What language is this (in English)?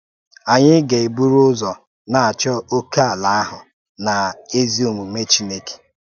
Igbo